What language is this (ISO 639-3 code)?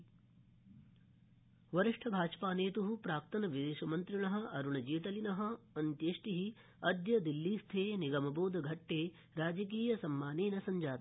san